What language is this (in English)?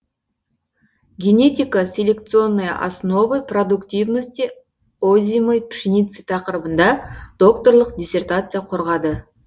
Kazakh